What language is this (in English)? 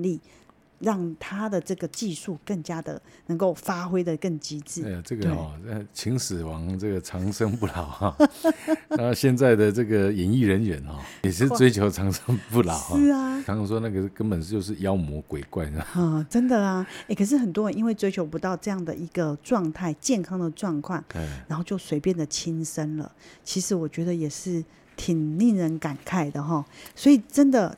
Chinese